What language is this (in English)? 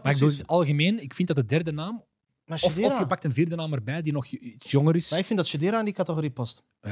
Dutch